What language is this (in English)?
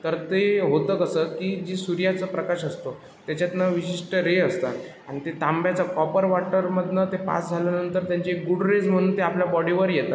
Marathi